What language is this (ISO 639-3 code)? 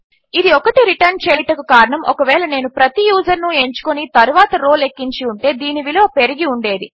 tel